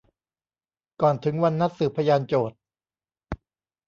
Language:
Thai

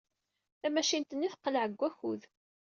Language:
Kabyle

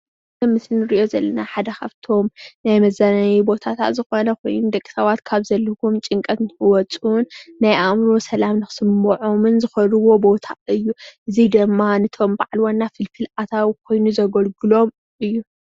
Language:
Tigrinya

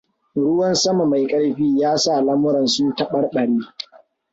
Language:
Hausa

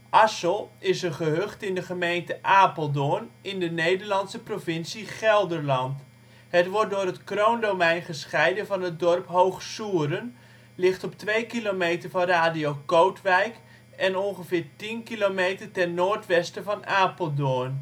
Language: Dutch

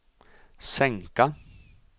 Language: Swedish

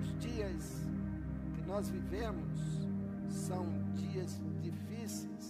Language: Portuguese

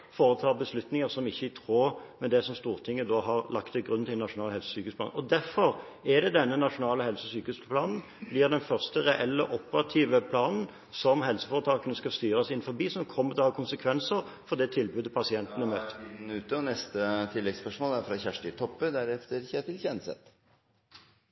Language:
Norwegian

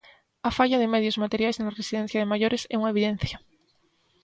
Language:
Galician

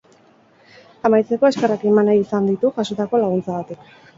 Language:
Basque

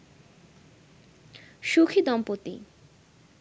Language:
Bangla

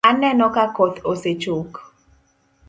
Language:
Luo (Kenya and Tanzania)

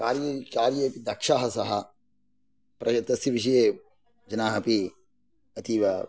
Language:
Sanskrit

